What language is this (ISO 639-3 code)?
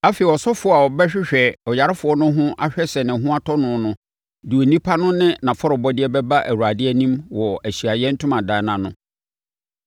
aka